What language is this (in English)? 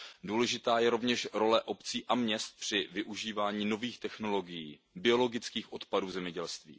Czech